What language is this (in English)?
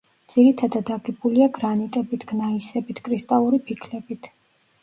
Georgian